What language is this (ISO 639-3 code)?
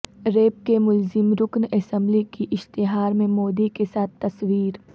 urd